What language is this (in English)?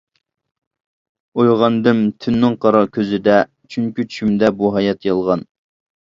Uyghur